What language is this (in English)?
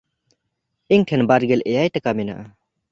Santali